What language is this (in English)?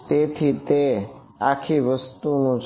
Gujarati